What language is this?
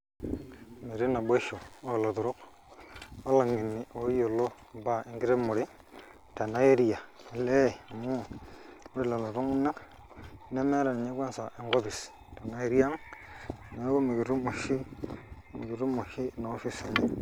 Masai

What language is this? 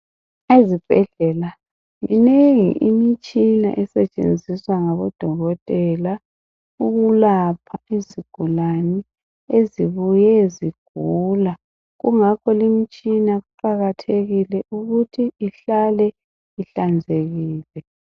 North Ndebele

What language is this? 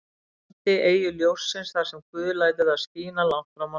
Icelandic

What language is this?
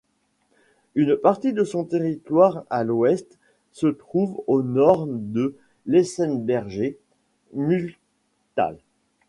French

